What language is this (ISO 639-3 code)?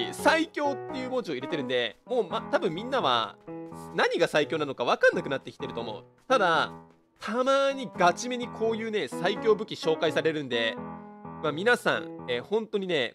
jpn